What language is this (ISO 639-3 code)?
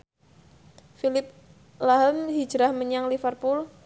jav